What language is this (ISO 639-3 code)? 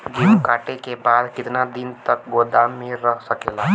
bho